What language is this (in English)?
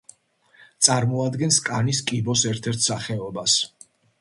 Georgian